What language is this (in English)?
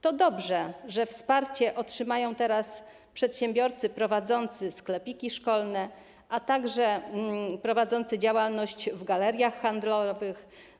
Polish